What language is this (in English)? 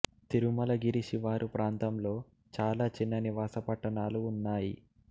Telugu